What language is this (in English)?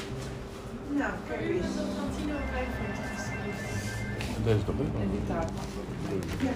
Dutch